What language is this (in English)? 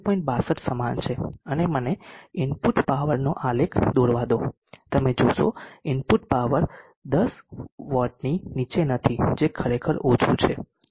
Gujarati